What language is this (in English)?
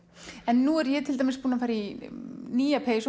Icelandic